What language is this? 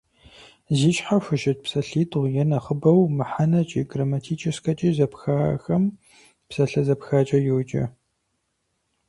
Kabardian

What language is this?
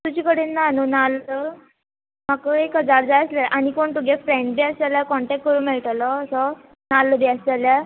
Konkani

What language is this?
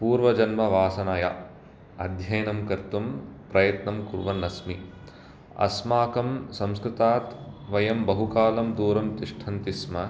Sanskrit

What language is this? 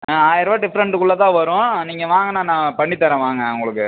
Tamil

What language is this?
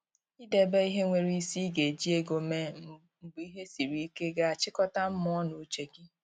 Igbo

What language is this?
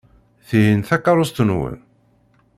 Kabyle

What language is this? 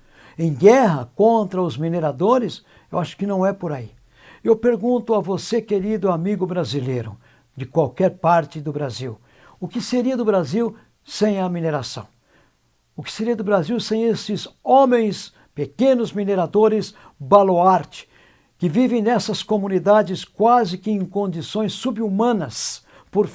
Portuguese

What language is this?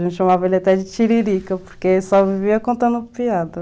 Portuguese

